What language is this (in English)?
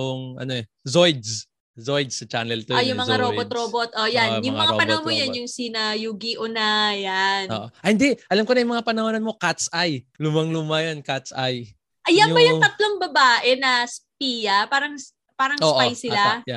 Filipino